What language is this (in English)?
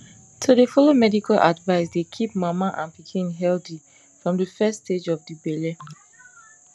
Nigerian Pidgin